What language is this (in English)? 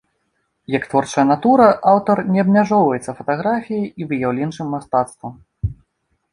Belarusian